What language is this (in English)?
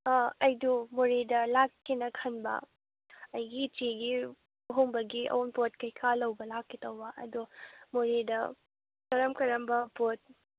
Manipuri